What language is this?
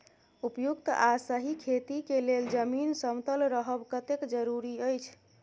Maithili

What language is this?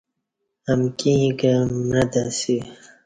Kati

